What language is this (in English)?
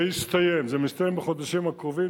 Hebrew